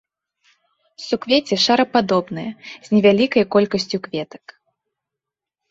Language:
Belarusian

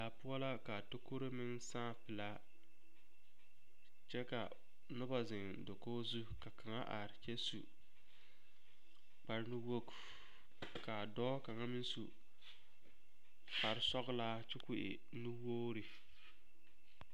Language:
Southern Dagaare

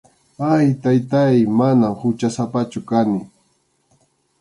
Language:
Arequipa-La Unión Quechua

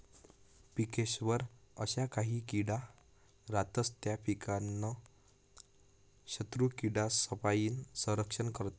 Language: Marathi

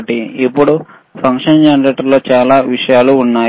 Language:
Telugu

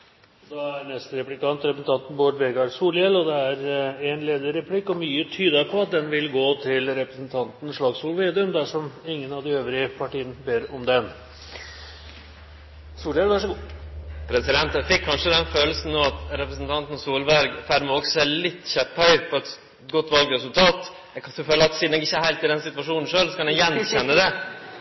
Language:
Norwegian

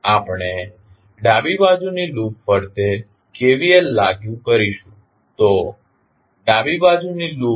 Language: Gujarati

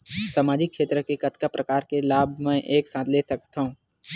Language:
Chhattisgarhi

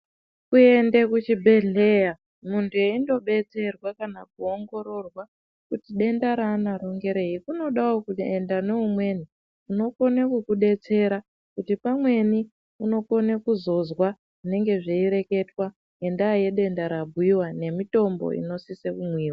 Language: Ndau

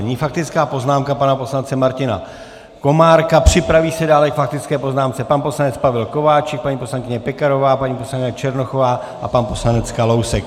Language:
Czech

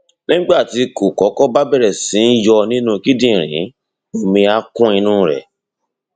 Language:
Yoruba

